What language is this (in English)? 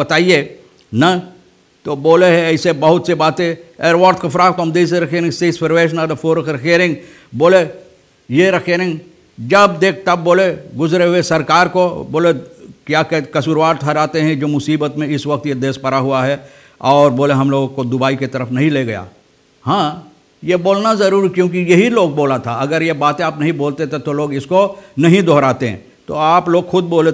Hindi